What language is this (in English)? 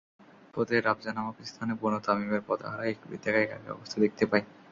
Bangla